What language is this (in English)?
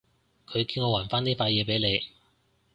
Cantonese